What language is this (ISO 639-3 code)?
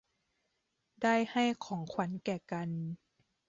tha